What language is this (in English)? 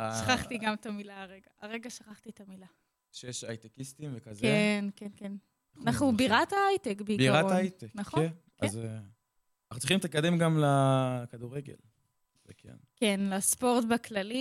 Hebrew